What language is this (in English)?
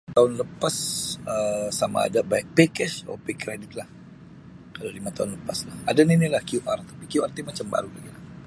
Sabah Bisaya